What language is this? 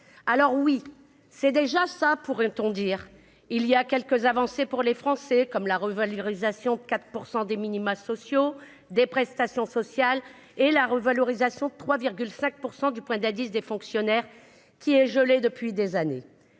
French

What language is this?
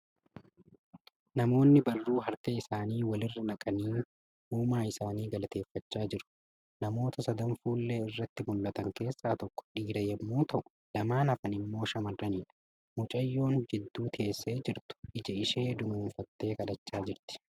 Oromo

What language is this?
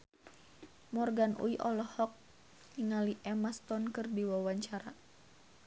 Sundanese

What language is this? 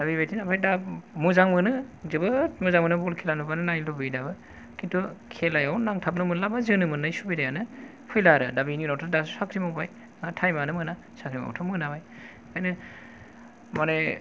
Bodo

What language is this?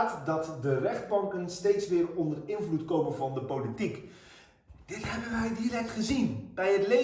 Dutch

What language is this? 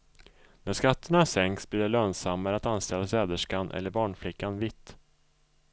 Swedish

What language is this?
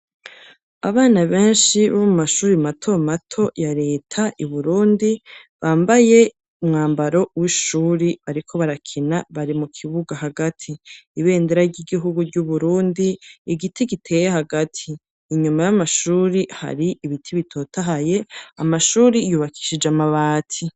Rundi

